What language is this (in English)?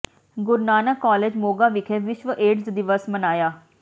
Punjabi